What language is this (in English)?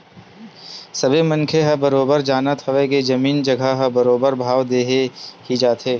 Chhattisgarhi